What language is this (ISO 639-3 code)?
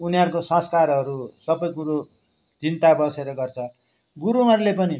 nep